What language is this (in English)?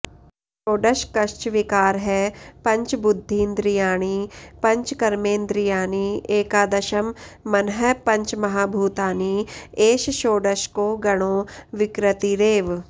Sanskrit